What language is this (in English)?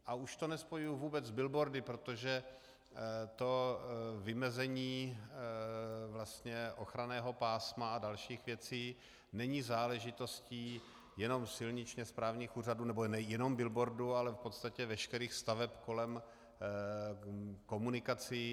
Czech